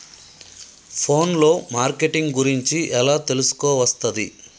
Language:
Telugu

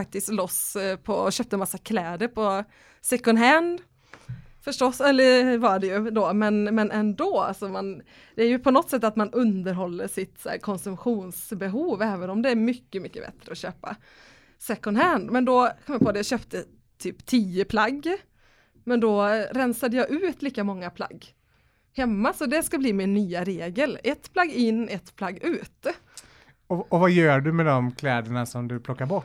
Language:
Swedish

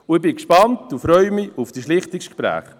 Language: Swiss German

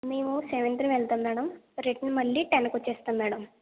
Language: Telugu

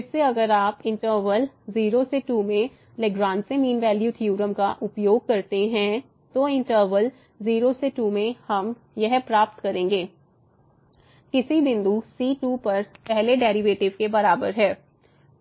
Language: Hindi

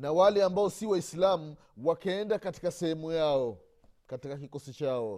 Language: Swahili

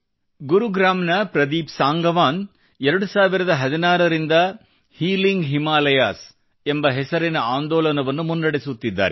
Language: Kannada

